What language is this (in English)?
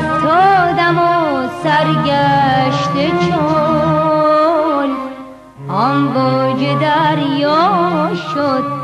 Persian